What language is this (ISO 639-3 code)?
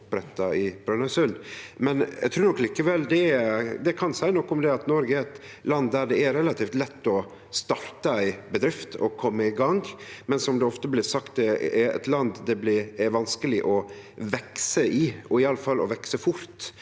nor